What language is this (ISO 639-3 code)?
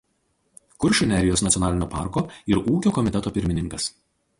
lit